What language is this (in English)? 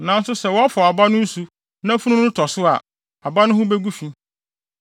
Akan